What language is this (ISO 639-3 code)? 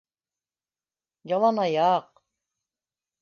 bak